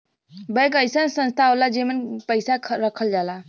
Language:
Bhojpuri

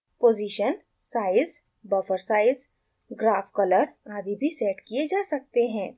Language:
Hindi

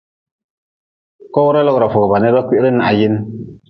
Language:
Nawdm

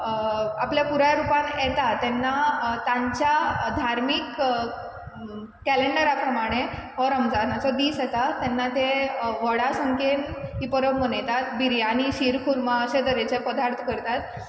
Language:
Konkani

